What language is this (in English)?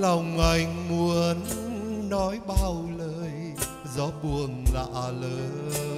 Vietnamese